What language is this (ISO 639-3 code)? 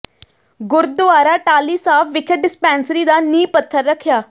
pan